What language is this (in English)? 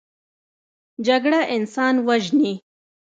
Pashto